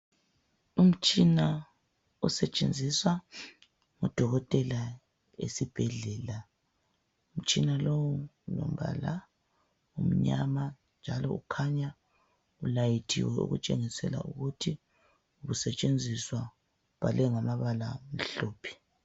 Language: North Ndebele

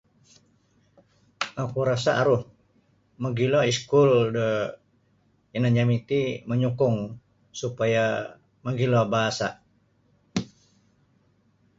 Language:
Sabah Bisaya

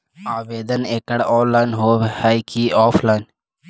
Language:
Magahi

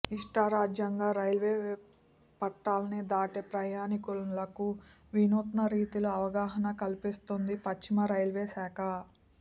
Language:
Telugu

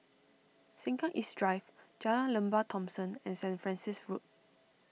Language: English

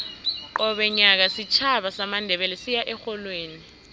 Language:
South Ndebele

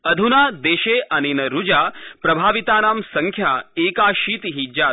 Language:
Sanskrit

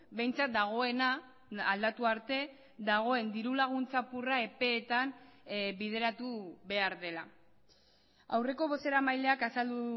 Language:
Basque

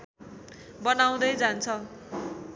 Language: Nepali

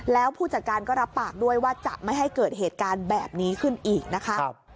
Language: Thai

